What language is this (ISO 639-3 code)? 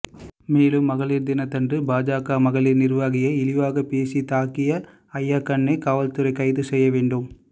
tam